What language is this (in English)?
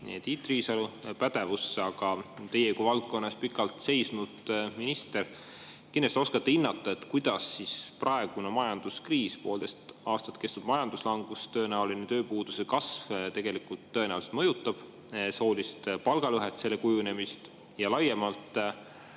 Estonian